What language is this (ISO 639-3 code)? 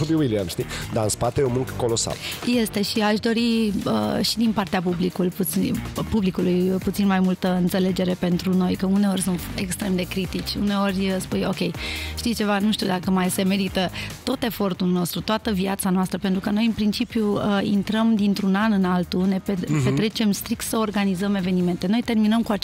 ron